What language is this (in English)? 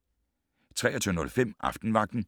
Danish